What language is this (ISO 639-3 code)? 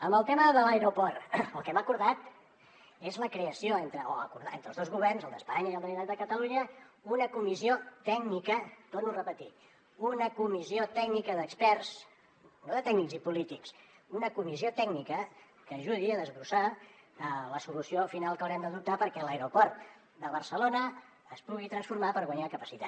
cat